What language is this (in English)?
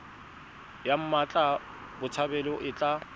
Tswana